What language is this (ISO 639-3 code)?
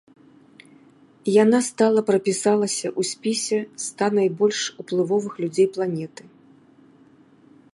bel